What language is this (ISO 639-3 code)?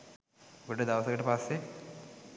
sin